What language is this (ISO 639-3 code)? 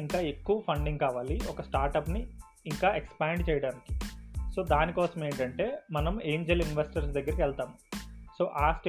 tel